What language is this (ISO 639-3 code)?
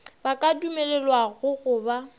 nso